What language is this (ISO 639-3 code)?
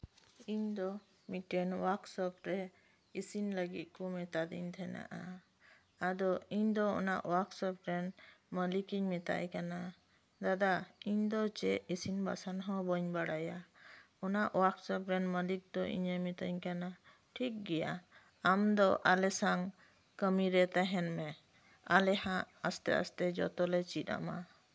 sat